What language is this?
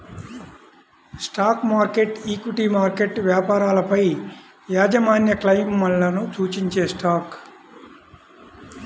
Telugu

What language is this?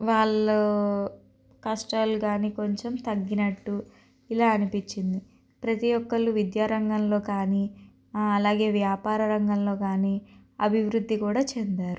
Telugu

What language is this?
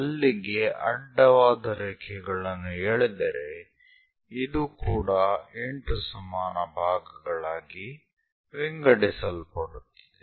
Kannada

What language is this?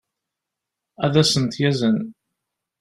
Kabyle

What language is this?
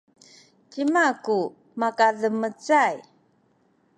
Sakizaya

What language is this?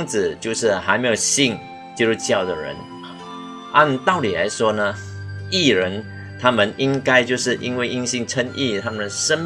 Chinese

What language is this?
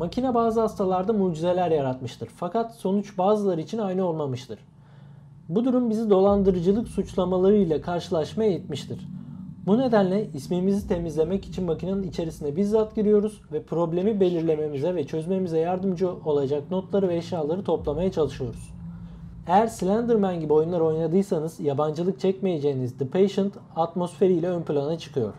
Turkish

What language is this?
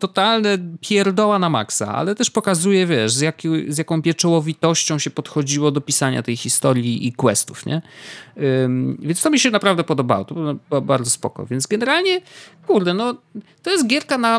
Polish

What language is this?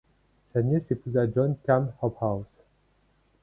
French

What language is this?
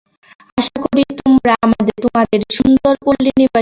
Bangla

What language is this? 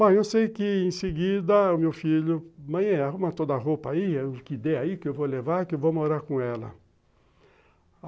Portuguese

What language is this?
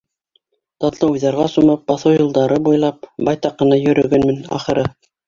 Bashkir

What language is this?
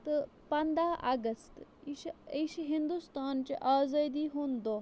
Kashmiri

